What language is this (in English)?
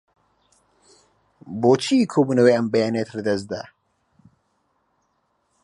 Central Kurdish